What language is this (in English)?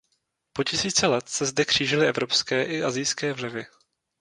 Czech